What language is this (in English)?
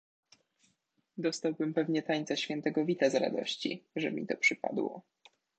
Polish